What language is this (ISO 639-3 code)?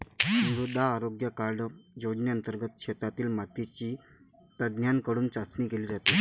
mar